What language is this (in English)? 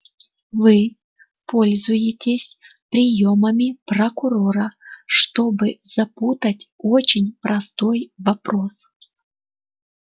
Russian